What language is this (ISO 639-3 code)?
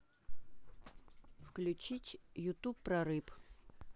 rus